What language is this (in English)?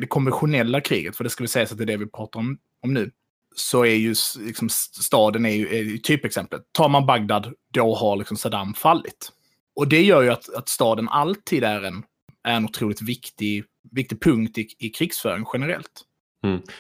Swedish